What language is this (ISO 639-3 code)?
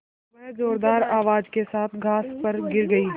hin